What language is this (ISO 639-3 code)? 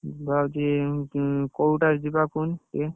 ori